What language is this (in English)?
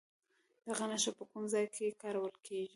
Pashto